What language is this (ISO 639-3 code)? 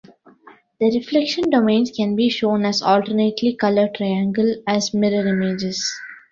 eng